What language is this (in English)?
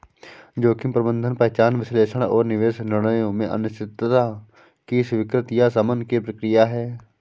Hindi